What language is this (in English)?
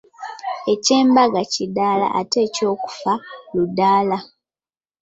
Ganda